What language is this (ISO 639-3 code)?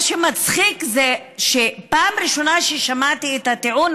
heb